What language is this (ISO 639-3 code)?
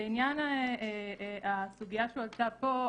heb